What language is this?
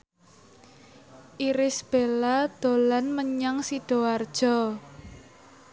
Javanese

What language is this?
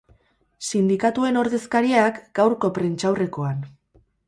Basque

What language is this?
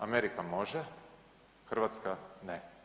Croatian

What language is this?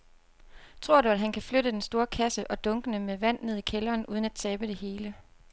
Danish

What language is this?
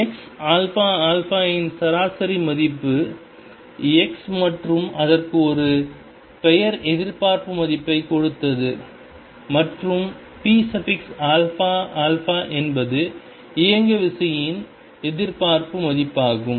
Tamil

